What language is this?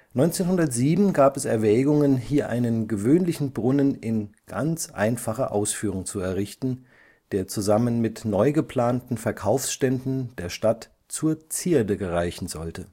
German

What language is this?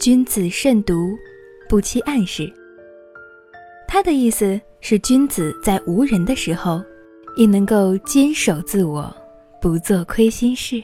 Chinese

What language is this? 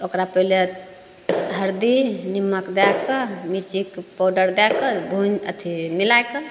Maithili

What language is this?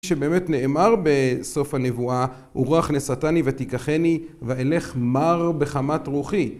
Hebrew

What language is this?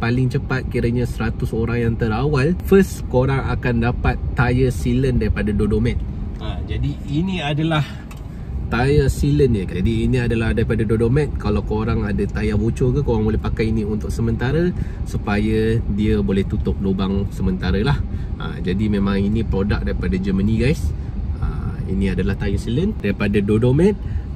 Malay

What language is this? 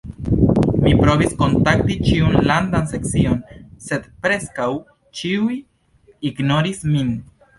Esperanto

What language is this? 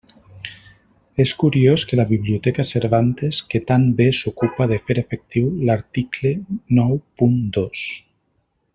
Catalan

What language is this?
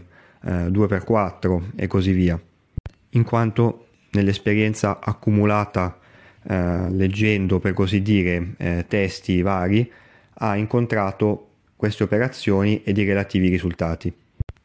Italian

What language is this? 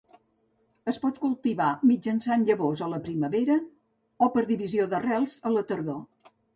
Catalan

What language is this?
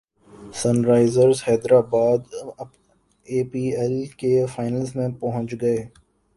Urdu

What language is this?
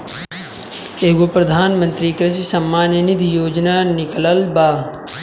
Bhojpuri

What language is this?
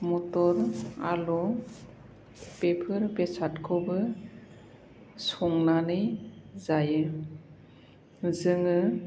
Bodo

